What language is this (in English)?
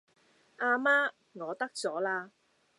Cantonese